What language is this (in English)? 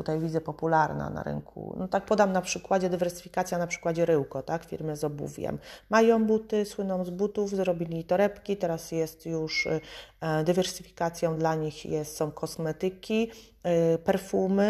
Polish